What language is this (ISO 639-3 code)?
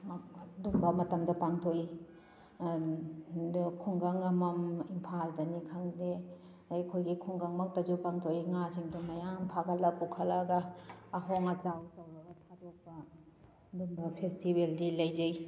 mni